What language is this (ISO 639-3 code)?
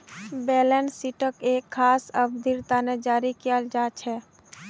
mag